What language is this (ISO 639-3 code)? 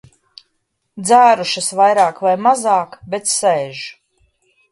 lav